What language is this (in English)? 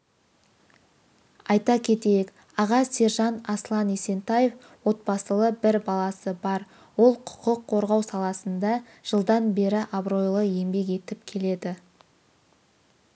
Kazakh